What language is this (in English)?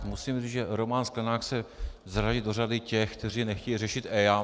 Czech